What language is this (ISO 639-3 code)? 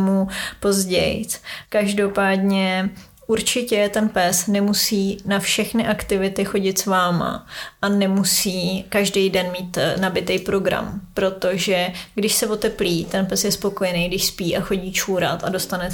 ces